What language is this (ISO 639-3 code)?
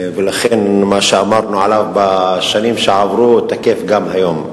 heb